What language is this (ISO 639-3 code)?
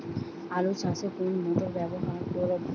ben